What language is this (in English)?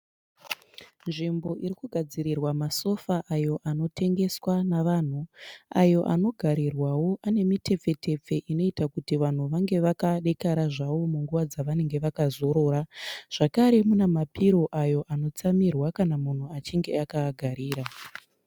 Shona